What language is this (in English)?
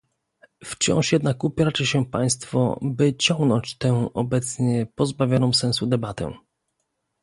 Polish